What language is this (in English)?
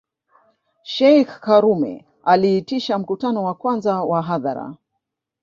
Swahili